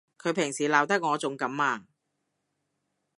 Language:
Cantonese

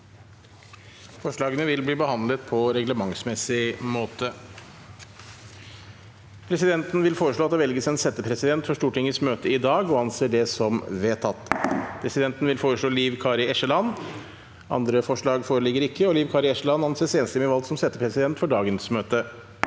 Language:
Norwegian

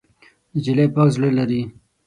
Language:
Pashto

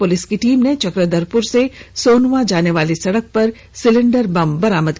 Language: Hindi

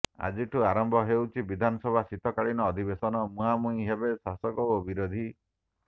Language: Odia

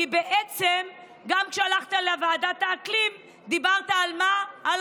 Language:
Hebrew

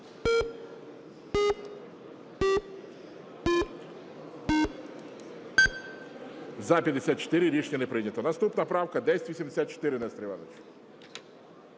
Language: Ukrainian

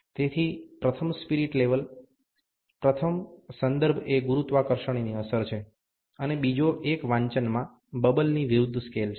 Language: Gujarati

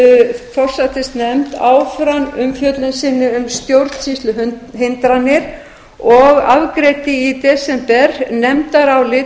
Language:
Icelandic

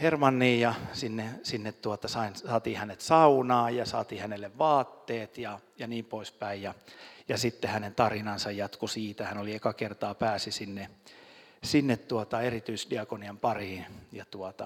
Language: Finnish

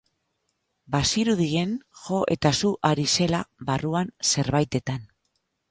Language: Basque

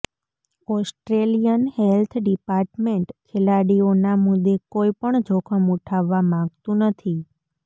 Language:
Gujarati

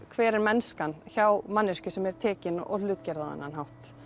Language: Icelandic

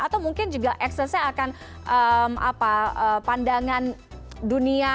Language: Indonesian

